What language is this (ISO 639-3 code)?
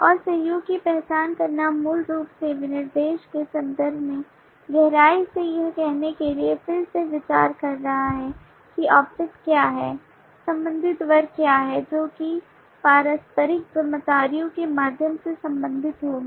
hin